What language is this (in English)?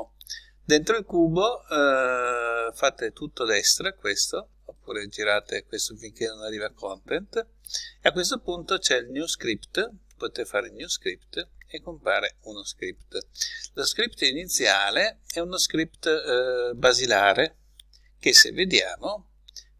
Italian